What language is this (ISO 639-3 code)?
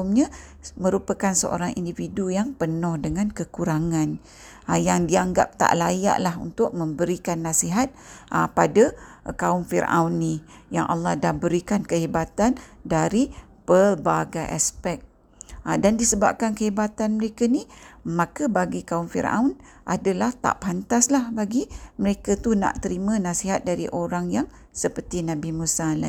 msa